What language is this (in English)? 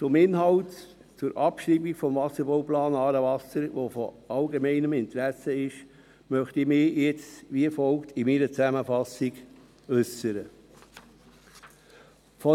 Swiss German